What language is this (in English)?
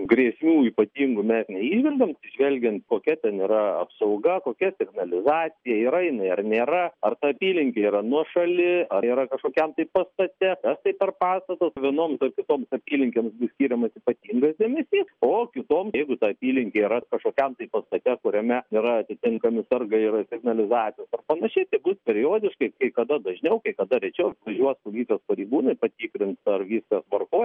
Lithuanian